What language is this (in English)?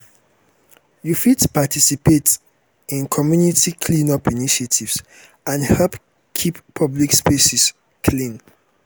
Nigerian Pidgin